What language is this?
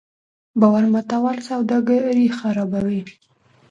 Pashto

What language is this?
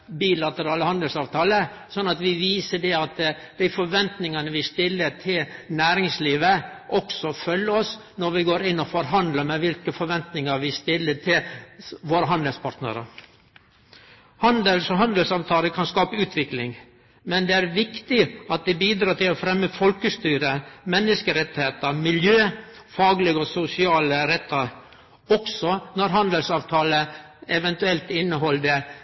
Norwegian Nynorsk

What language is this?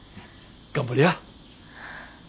Japanese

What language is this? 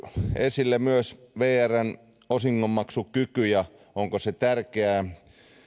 Finnish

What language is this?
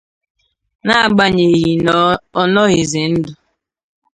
Igbo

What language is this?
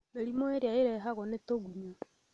Kikuyu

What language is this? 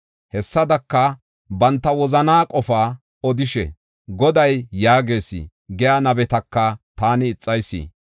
Gofa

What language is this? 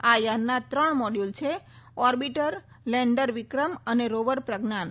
Gujarati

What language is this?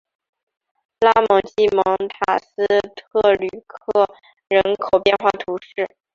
Chinese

